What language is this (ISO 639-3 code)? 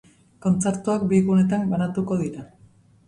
eus